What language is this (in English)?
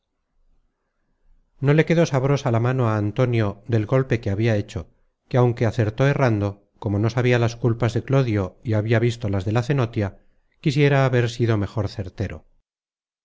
Spanish